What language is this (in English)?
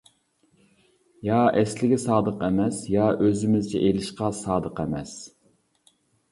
Uyghur